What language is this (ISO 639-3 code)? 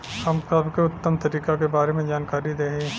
bho